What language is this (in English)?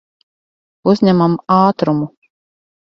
Latvian